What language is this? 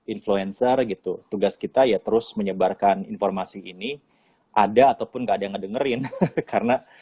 Indonesian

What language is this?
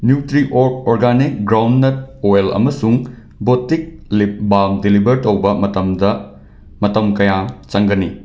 Manipuri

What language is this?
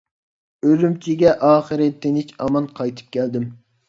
Uyghur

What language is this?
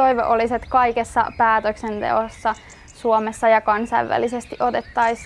Finnish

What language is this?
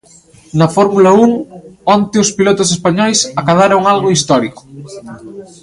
Galician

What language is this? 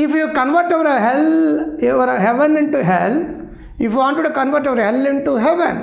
Hindi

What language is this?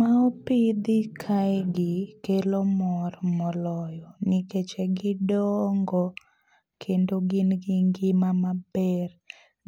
Luo (Kenya and Tanzania)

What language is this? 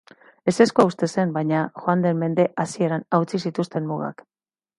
Basque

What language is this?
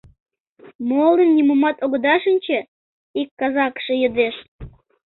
Mari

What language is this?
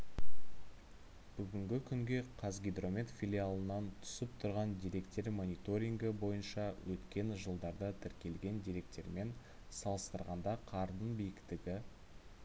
Kazakh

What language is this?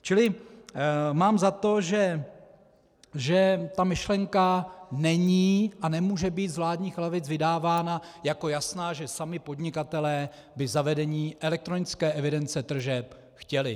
Czech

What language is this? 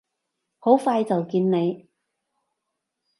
Cantonese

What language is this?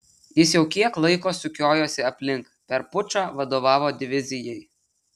Lithuanian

